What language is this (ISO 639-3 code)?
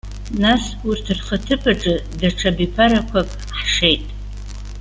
abk